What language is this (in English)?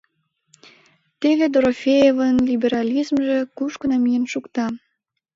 Mari